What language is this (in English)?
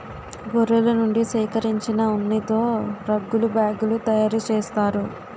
Telugu